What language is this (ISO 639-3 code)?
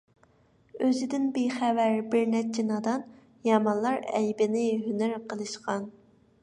uig